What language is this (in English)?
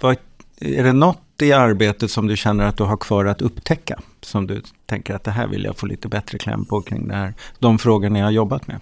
Swedish